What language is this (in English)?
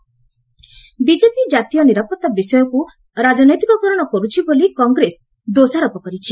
Odia